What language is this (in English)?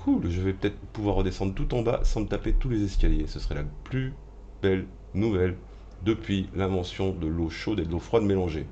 French